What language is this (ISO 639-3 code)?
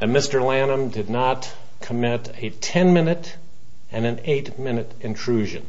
eng